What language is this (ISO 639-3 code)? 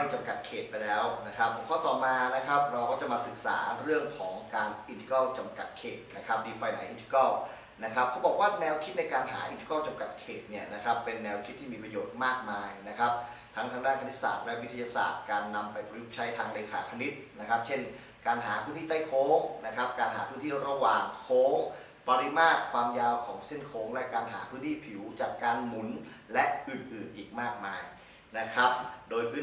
tha